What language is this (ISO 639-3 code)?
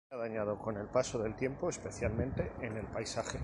spa